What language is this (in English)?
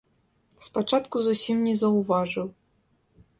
Belarusian